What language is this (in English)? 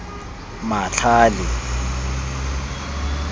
Tswana